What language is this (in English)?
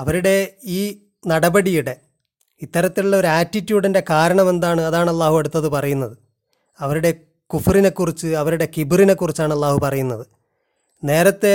Malayalam